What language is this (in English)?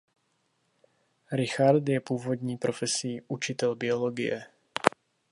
Czech